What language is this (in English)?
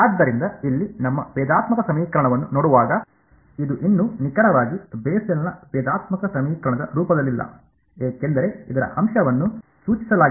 Kannada